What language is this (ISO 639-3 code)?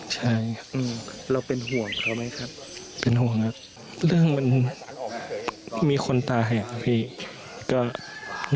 tha